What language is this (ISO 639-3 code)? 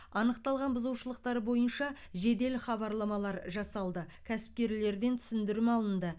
kaz